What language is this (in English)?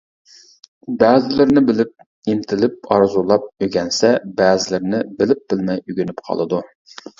Uyghur